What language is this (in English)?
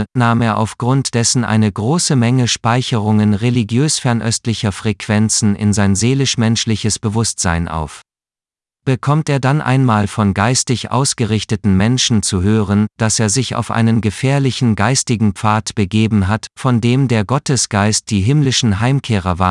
German